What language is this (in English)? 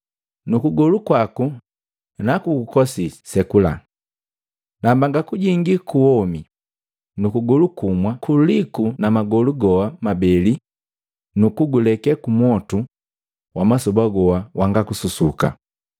Matengo